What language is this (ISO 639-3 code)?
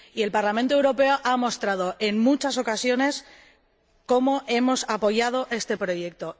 spa